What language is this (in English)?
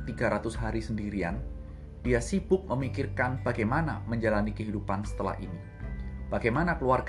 Indonesian